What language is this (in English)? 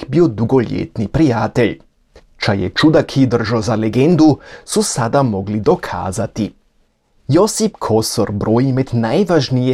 Croatian